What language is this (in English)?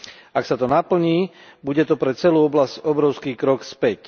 Slovak